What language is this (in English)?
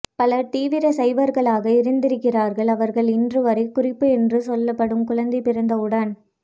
Tamil